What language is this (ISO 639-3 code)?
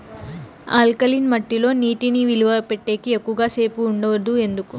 tel